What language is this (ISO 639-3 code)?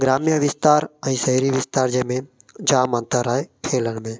snd